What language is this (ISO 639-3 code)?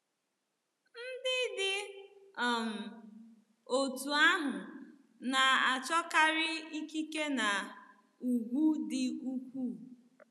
ibo